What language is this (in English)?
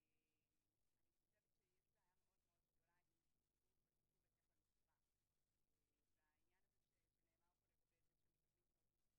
Hebrew